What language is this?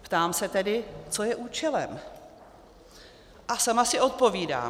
Czech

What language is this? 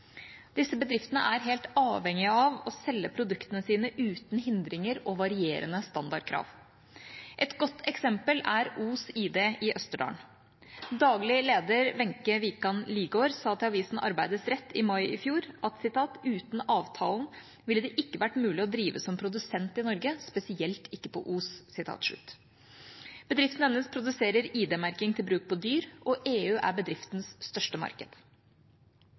Norwegian Bokmål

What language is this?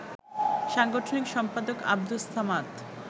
Bangla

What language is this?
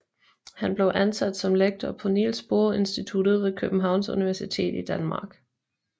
Danish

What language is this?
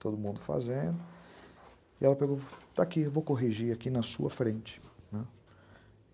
Portuguese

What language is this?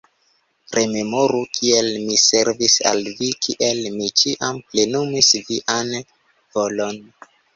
Esperanto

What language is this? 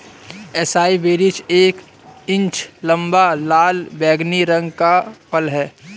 Hindi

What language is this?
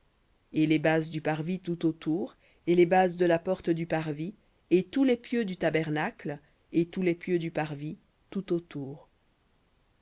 French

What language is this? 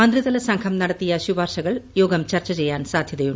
Malayalam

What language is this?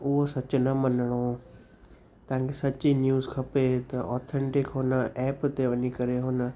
Sindhi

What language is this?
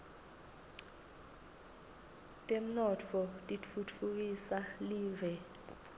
Swati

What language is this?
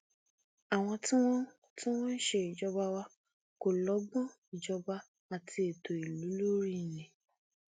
Yoruba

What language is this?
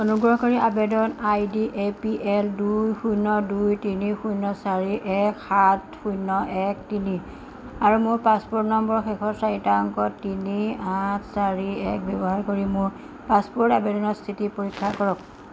Assamese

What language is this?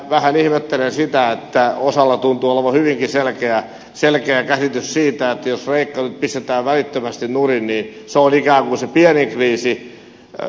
Finnish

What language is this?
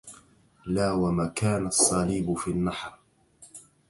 Arabic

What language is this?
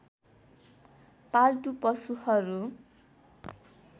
Nepali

